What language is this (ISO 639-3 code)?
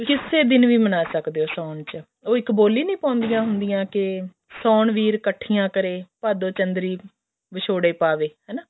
pan